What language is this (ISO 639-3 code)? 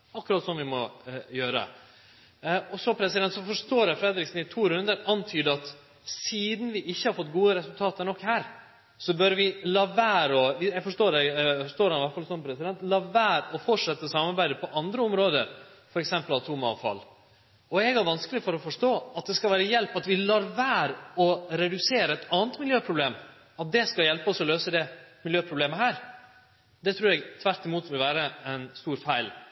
nno